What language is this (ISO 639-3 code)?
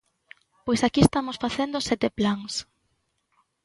glg